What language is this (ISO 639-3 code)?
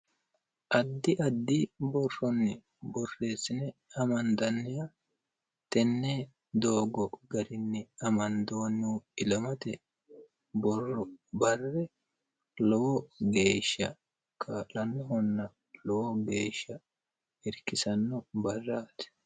sid